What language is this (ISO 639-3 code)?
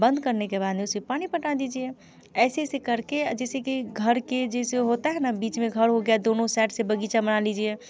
hin